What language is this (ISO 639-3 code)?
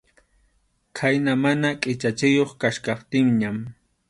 qxu